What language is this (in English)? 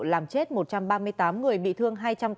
Vietnamese